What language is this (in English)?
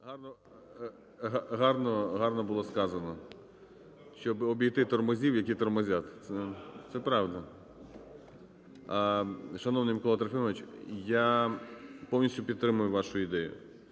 Ukrainian